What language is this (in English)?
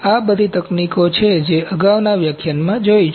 Gujarati